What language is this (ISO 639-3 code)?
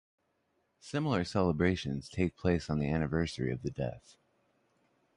eng